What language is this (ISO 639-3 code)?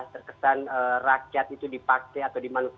ind